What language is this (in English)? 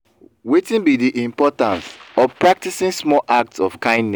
Nigerian Pidgin